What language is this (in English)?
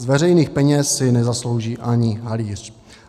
Czech